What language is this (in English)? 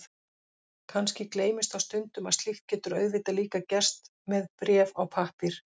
Icelandic